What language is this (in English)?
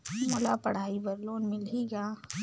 Chhattisgarhi